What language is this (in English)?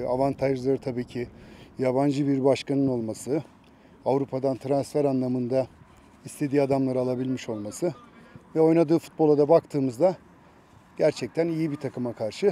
Turkish